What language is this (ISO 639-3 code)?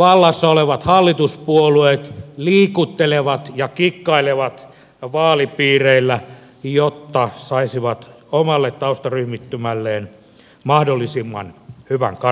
fin